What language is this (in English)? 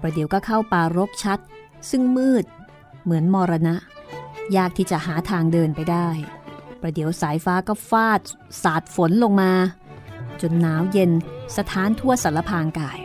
Thai